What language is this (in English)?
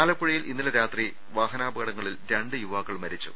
Malayalam